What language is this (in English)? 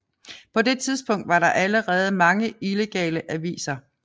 Danish